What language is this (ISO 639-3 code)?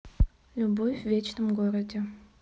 rus